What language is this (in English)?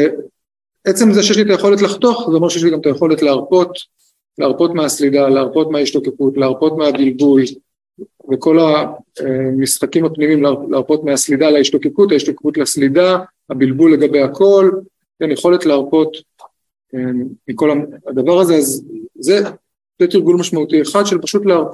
Hebrew